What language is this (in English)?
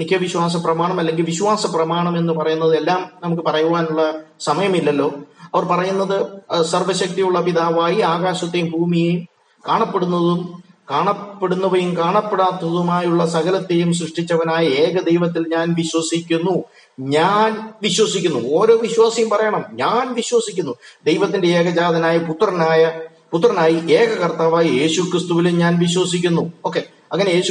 Malayalam